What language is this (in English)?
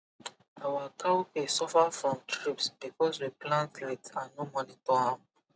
Nigerian Pidgin